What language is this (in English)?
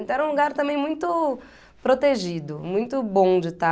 Portuguese